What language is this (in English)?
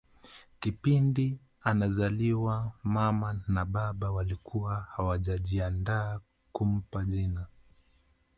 Swahili